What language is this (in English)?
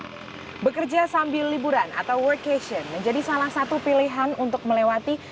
Indonesian